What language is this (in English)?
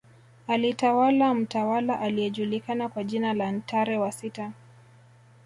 Swahili